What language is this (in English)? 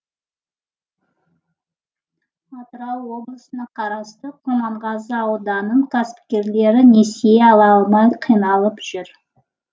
Kazakh